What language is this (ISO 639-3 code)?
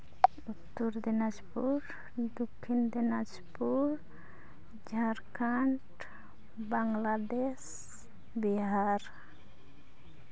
sat